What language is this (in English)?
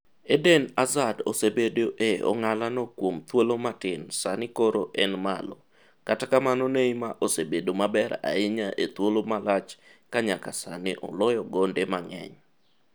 Luo (Kenya and Tanzania)